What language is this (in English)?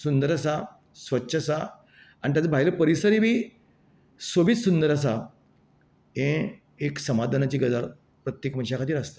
Konkani